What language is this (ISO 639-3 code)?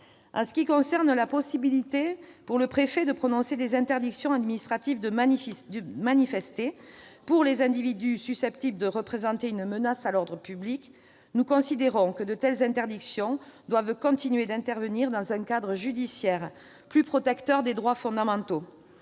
fra